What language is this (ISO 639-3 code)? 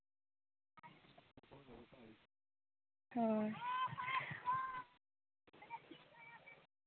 sat